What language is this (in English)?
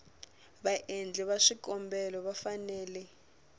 Tsonga